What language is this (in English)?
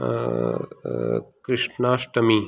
Konkani